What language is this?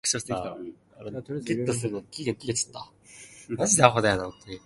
Cantonese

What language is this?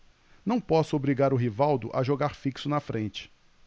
Portuguese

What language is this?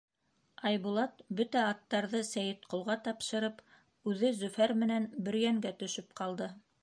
Bashkir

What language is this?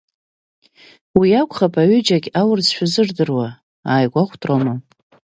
Abkhazian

